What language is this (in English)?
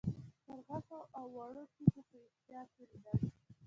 Pashto